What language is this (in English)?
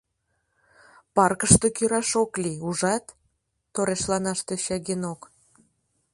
Mari